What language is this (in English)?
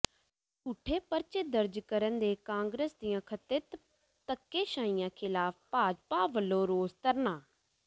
Punjabi